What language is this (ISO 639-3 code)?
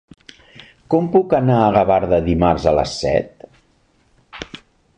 cat